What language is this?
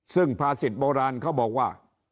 Thai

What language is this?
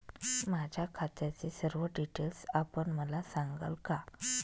Marathi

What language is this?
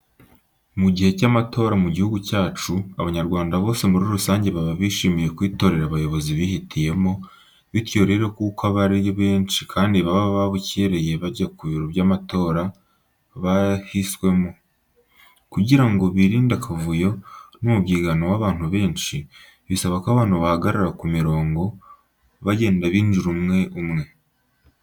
Kinyarwanda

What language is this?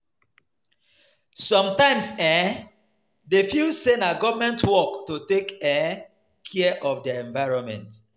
Nigerian Pidgin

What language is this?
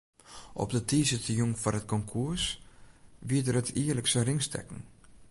Western Frisian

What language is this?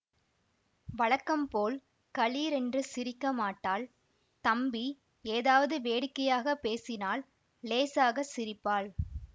Tamil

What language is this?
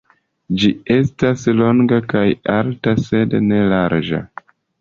Esperanto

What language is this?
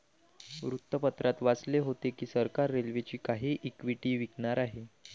Marathi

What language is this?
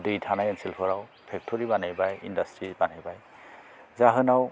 Bodo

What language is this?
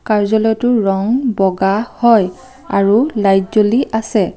Assamese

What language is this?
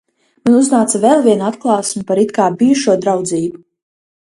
Latvian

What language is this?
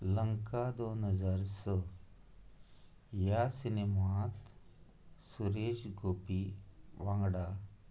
Konkani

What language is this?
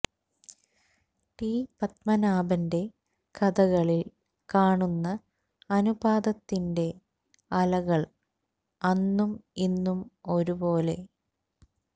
Malayalam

